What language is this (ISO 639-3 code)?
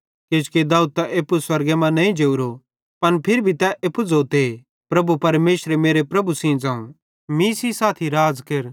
bhd